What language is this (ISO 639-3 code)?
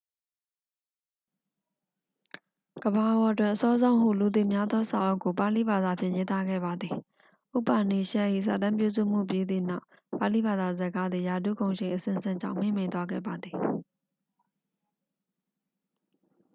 mya